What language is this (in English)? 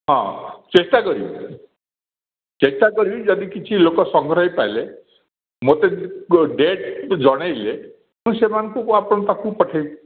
Odia